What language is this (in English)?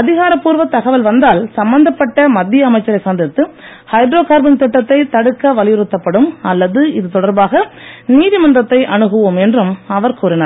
Tamil